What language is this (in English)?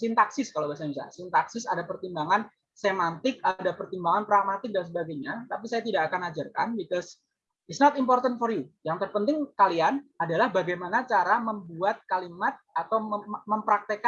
Indonesian